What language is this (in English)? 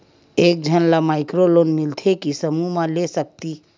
Chhattisgarhi